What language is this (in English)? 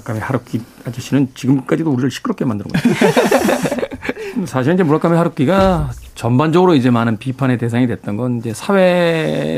Korean